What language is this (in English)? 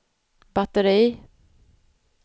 Swedish